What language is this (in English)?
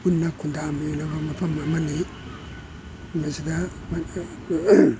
Manipuri